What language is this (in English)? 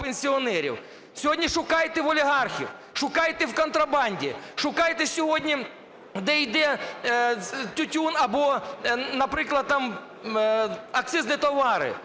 Ukrainian